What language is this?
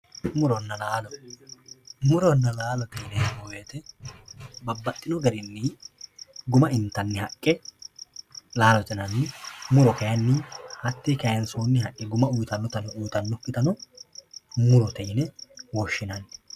Sidamo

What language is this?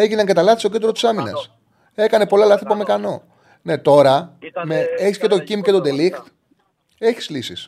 Greek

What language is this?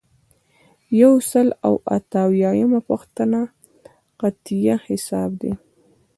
Pashto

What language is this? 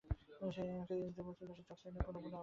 Bangla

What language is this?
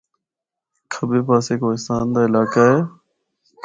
Northern Hindko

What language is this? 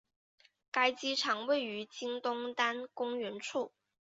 Chinese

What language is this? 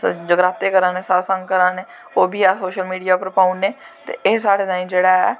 Dogri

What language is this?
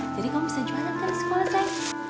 Indonesian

